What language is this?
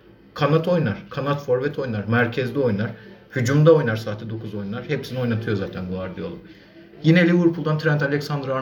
Turkish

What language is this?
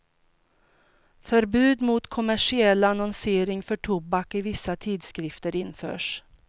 Swedish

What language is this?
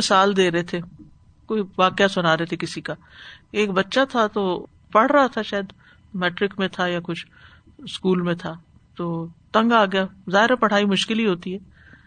Urdu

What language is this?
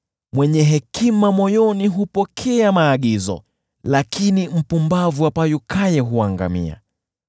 Swahili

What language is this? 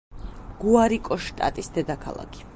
Georgian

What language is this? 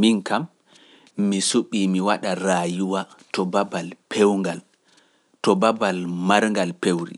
Pular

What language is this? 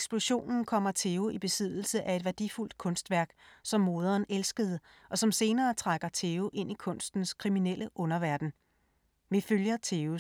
Danish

